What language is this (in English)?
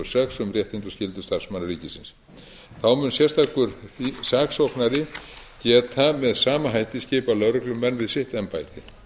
Icelandic